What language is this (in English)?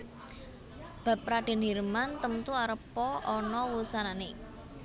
Javanese